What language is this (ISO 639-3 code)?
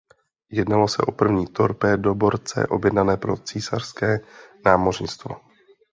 ces